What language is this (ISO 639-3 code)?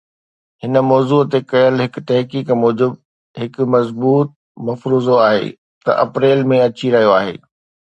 snd